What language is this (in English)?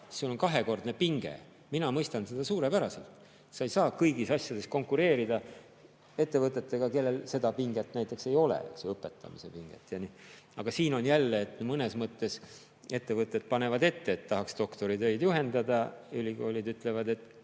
Estonian